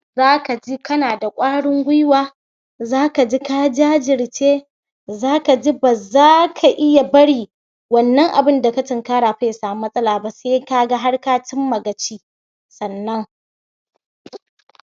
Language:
Hausa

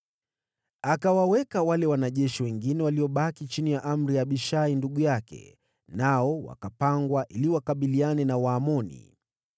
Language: Swahili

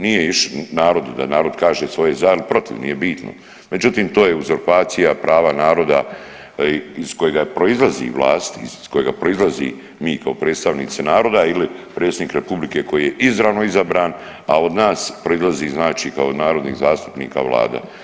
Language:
Croatian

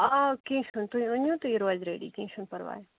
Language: Kashmiri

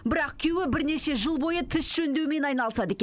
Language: Kazakh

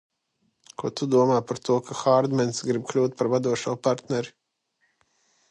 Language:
Latvian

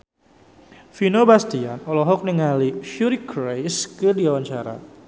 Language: Sundanese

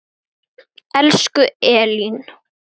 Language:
Icelandic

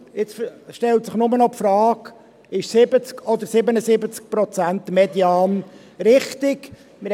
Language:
Swiss German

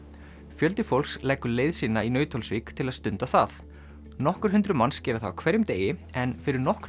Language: Icelandic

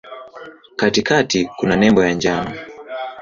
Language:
Swahili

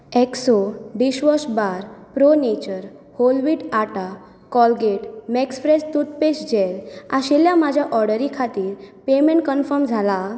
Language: Konkani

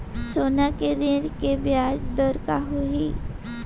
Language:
Chhattisgarhi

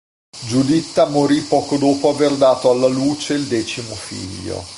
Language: Italian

